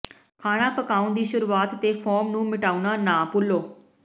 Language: Punjabi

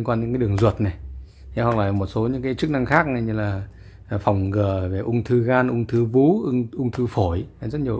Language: Vietnamese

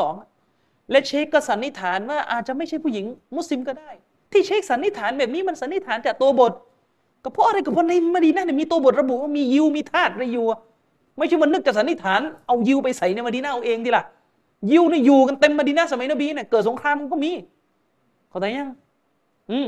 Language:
Thai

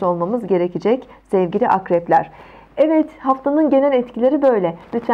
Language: Turkish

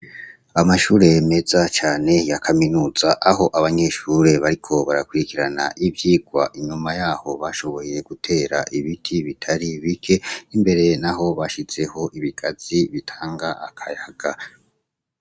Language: Rundi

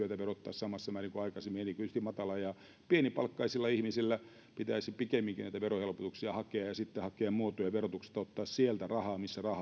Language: Finnish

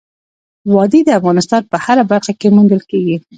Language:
Pashto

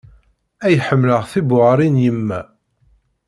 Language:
Kabyle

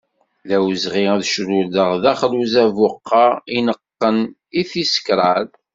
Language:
Kabyle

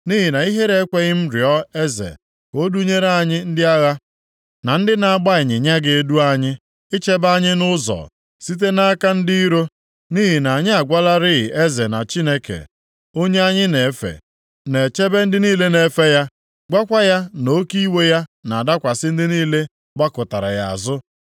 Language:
Igbo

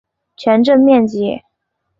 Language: Chinese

